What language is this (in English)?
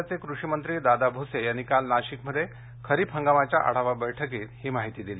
Marathi